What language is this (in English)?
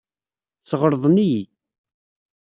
Kabyle